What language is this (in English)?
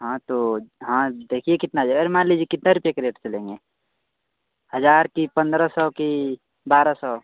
Hindi